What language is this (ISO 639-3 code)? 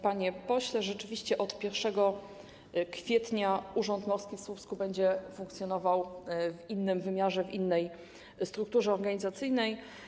pol